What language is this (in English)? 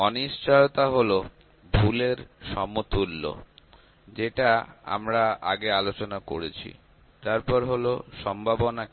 Bangla